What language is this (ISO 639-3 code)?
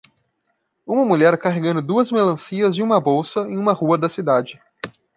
por